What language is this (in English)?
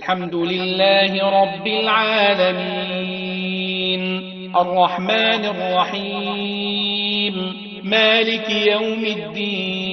Arabic